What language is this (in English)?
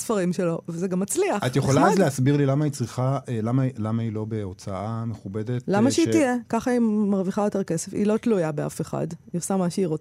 Hebrew